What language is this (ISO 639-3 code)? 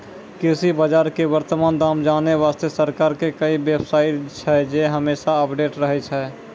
mai